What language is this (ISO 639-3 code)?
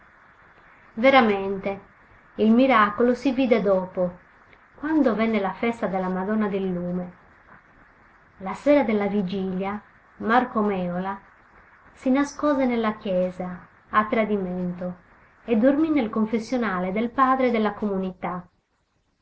ita